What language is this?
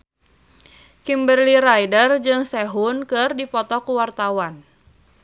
Sundanese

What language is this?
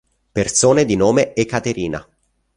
Italian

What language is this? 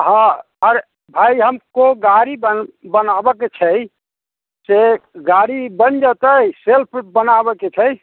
Maithili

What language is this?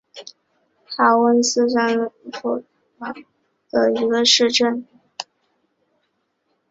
Chinese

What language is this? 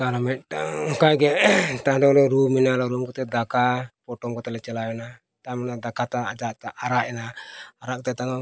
Santali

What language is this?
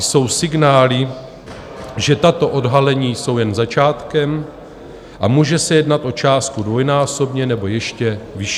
Czech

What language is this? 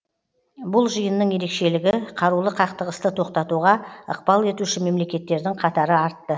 Kazakh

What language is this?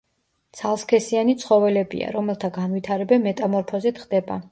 Georgian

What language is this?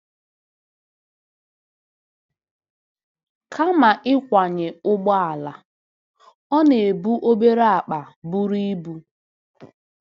Igbo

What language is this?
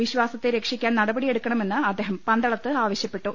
Malayalam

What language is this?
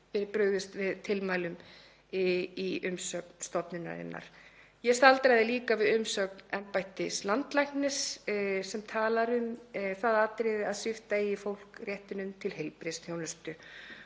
Icelandic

